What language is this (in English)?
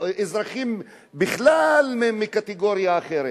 Hebrew